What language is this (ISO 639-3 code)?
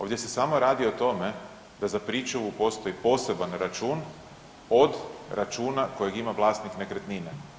hrv